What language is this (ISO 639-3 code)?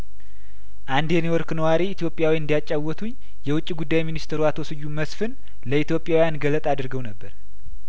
amh